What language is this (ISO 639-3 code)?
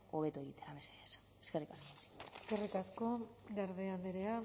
eus